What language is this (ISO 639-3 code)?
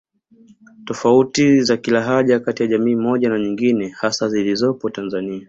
swa